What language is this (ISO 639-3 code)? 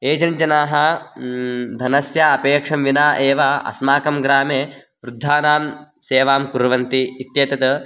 san